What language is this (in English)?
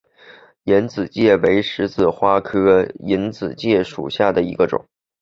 Chinese